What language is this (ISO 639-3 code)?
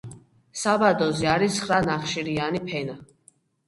kat